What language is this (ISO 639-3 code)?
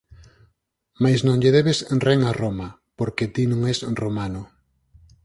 glg